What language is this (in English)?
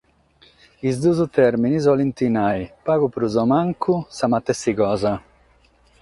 Sardinian